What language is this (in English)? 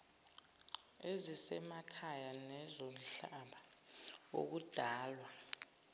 Zulu